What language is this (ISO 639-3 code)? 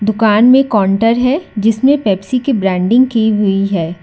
hin